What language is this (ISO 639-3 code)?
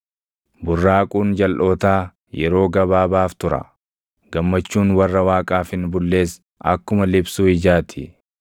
orm